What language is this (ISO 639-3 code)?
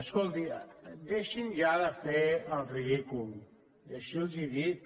cat